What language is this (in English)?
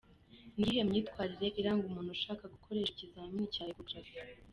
Kinyarwanda